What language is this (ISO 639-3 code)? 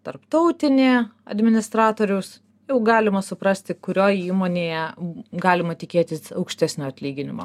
lit